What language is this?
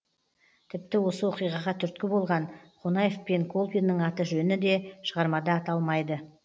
Kazakh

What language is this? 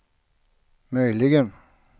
Swedish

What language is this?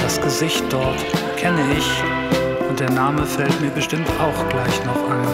German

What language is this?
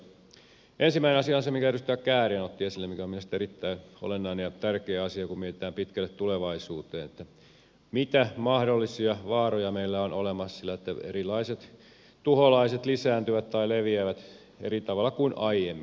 Finnish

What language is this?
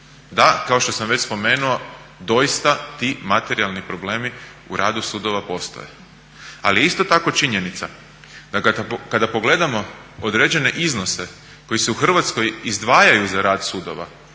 Croatian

